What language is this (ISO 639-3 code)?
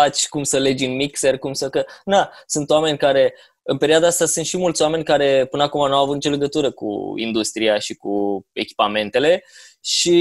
ron